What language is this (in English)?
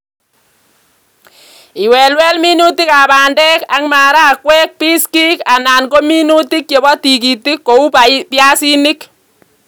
Kalenjin